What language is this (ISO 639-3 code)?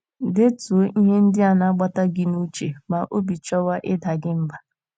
ibo